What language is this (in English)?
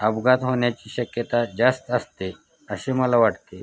Marathi